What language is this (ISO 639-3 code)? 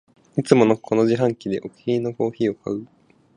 jpn